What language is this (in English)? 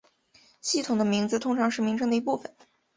Chinese